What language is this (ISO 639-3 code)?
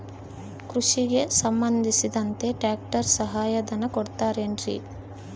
kan